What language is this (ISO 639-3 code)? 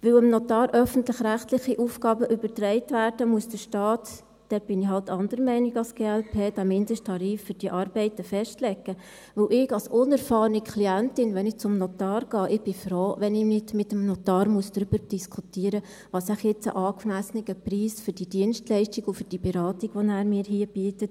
gsw